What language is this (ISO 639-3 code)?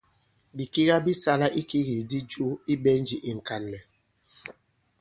abb